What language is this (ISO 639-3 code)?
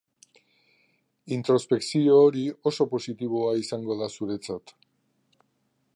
eus